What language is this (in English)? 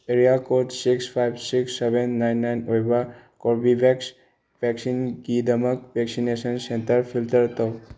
Manipuri